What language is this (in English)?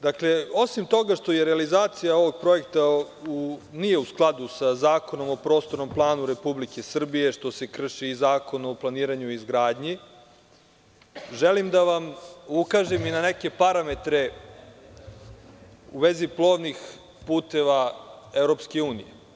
Serbian